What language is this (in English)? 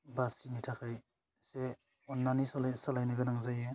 Bodo